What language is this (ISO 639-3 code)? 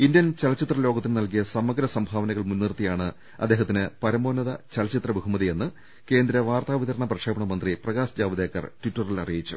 mal